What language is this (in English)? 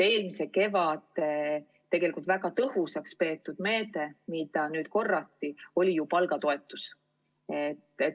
Estonian